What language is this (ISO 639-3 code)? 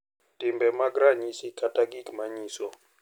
luo